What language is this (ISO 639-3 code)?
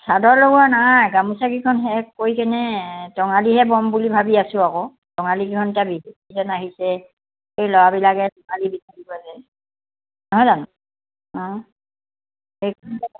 asm